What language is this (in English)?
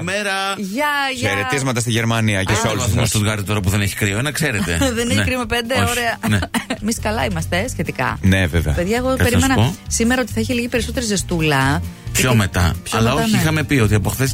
Greek